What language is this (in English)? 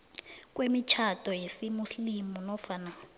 South Ndebele